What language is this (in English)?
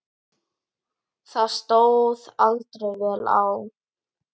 Icelandic